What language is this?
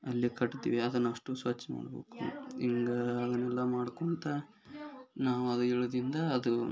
Kannada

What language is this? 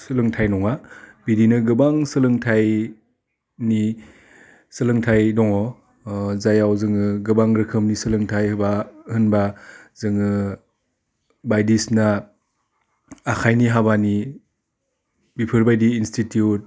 Bodo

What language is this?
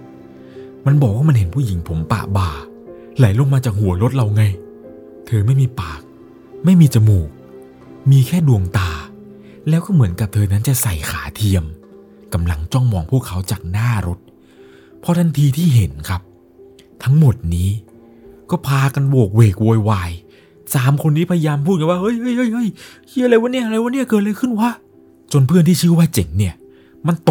Thai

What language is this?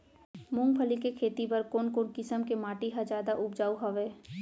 Chhattisgarhi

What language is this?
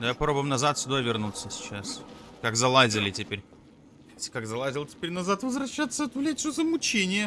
Russian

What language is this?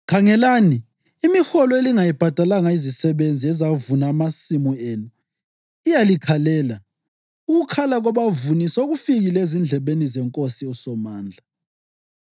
North Ndebele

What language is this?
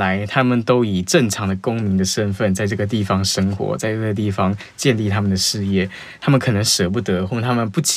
Chinese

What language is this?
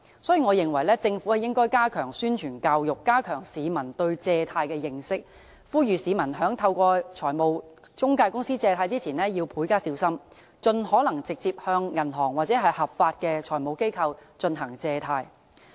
Cantonese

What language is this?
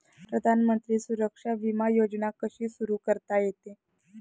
Marathi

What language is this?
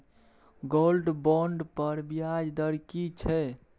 Maithili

